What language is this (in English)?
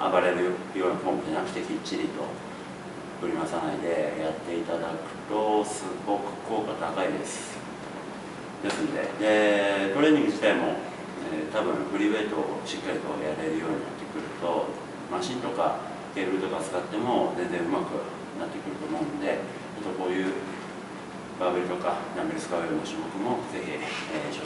Japanese